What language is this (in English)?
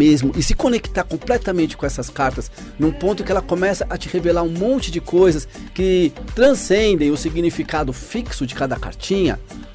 Portuguese